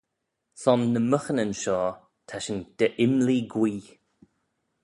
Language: Manx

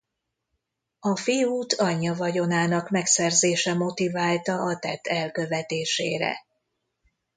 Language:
Hungarian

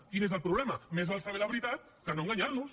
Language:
Catalan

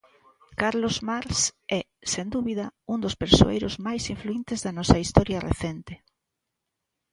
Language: Galician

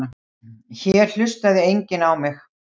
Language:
Icelandic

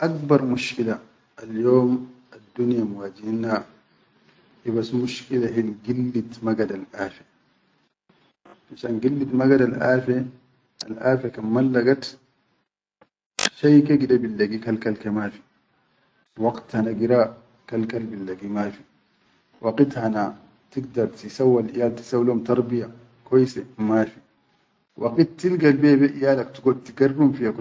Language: Chadian Arabic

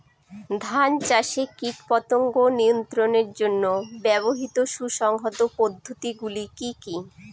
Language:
Bangla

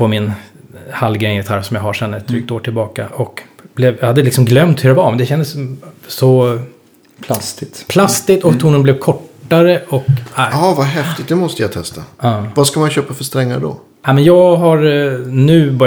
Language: Swedish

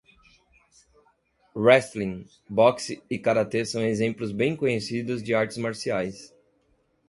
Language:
Portuguese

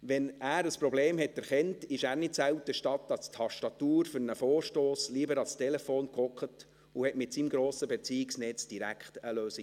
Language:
Swiss German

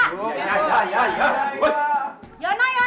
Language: Indonesian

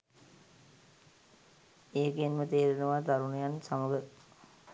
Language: Sinhala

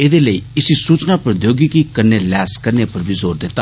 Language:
Dogri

